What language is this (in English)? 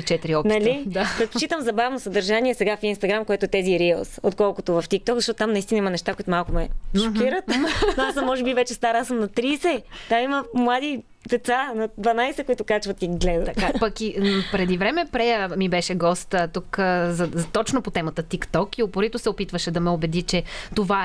Bulgarian